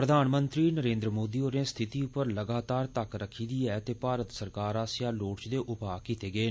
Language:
Dogri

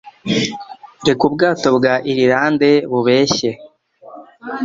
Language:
Kinyarwanda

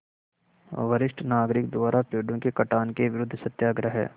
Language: Hindi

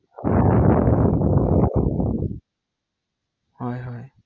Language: Assamese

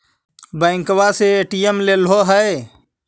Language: Magahi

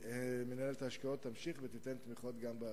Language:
Hebrew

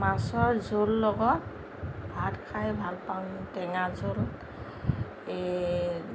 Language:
Assamese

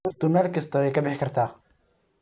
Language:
Somali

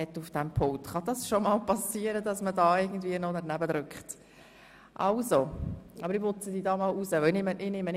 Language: Swiss German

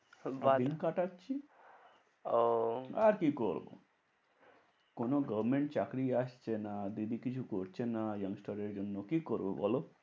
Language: Bangla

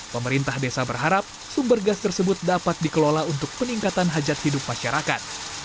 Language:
Indonesian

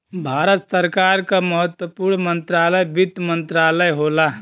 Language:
Bhojpuri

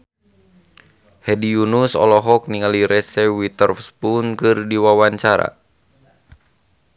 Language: Sundanese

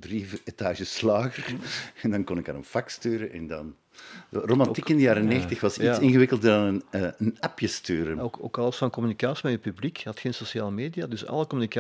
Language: Dutch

